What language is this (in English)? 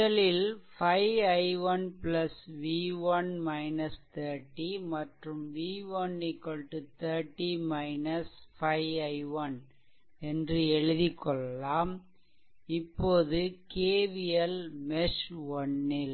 Tamil